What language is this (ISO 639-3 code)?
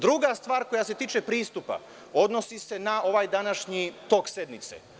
srp